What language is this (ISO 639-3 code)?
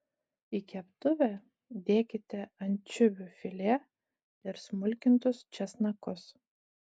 lit